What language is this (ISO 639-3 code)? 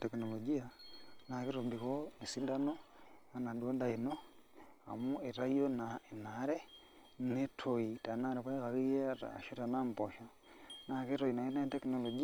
mas